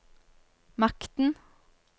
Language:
Norwegian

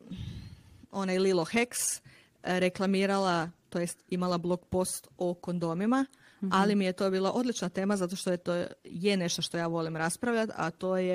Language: Croatian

